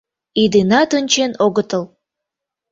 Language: Mari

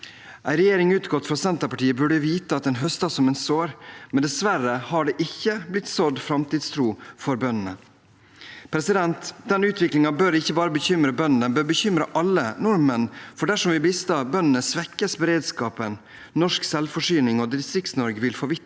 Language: Norwegian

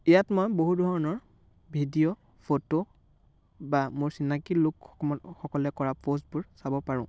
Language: Assamese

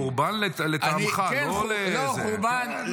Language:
Hebrew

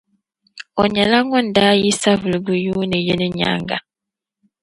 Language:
Dagbani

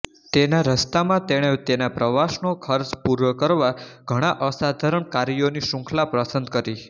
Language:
Gujarati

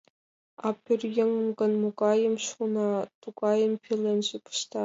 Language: Mari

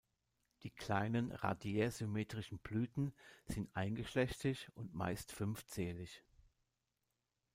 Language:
German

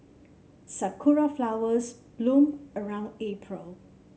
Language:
English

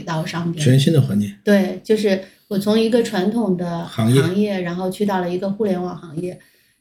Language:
Chinese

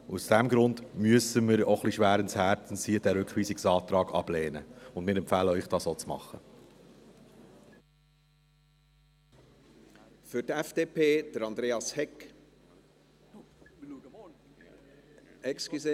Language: Swiss German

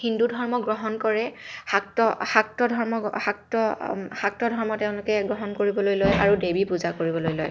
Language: Assamese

